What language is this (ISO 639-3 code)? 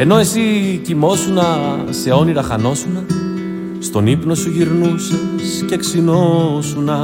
ell